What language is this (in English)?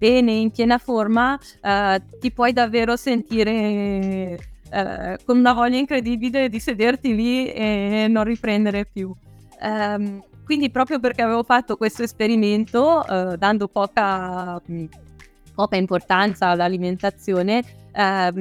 Italian